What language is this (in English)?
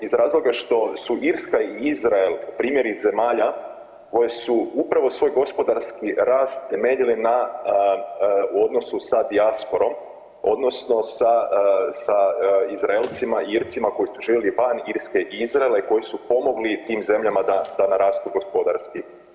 Croatian